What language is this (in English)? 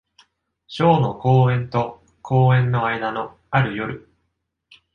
Japanese